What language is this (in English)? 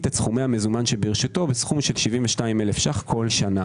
Hebrew